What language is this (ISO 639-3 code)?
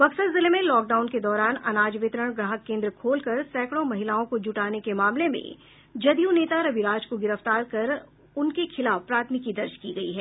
hin